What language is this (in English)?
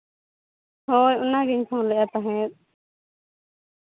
Santali